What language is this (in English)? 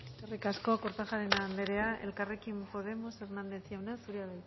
Basque